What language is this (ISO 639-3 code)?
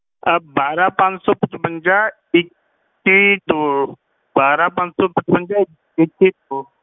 pan